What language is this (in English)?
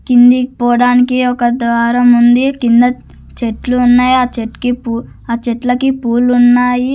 Telugu